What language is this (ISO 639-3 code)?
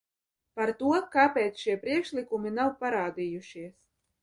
lav